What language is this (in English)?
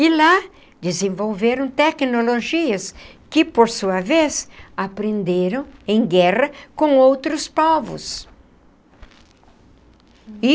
Portuguese